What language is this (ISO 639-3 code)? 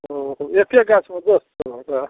mai